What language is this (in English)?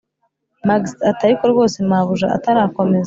Kinyarwanda